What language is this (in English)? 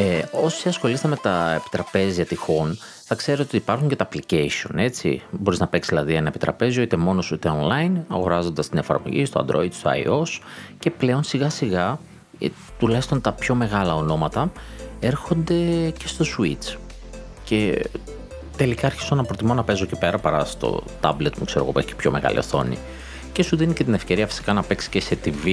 Greek